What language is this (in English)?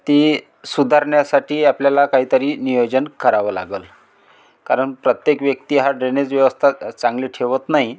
Marathi